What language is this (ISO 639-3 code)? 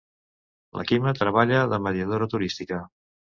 cat